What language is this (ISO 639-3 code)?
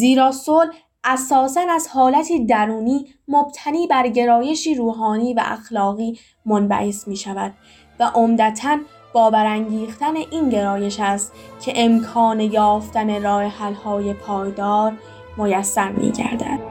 fas